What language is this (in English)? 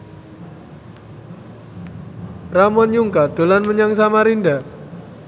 Javanese